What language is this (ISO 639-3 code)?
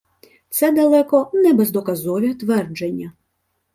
ukr